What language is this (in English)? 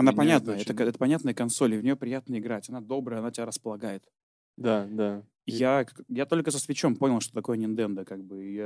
Russian